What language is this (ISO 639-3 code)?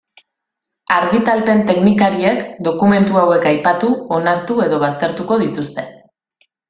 eus